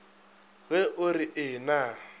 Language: Northern Sotho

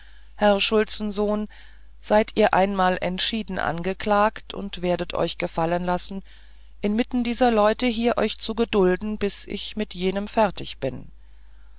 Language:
German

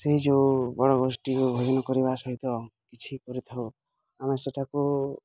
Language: Odia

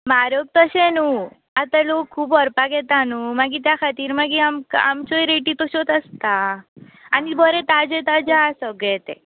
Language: Konkani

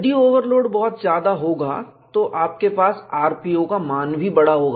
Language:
Hindi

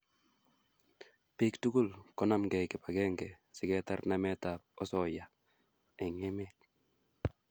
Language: Kalenjin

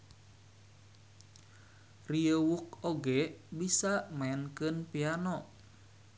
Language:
Sundanese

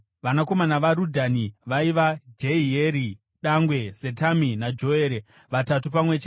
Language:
Shona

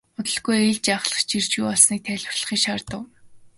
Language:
Mongolian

